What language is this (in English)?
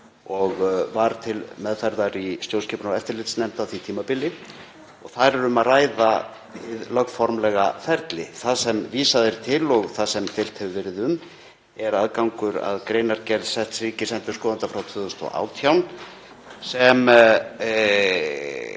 Icelandic